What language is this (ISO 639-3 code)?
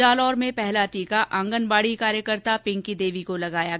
hin